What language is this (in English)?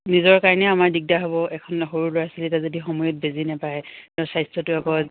Assamese